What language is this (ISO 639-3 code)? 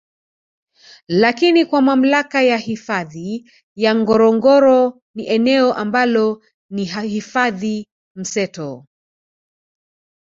swa